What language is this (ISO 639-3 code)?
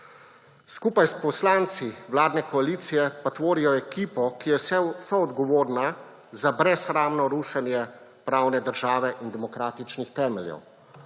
slv